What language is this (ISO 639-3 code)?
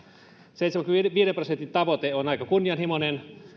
fin